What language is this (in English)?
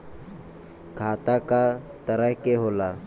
Bhojpuri